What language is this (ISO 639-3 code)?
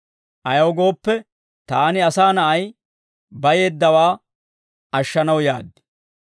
dwr